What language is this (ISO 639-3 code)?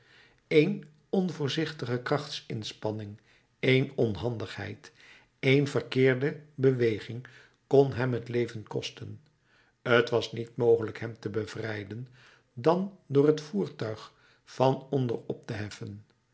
nld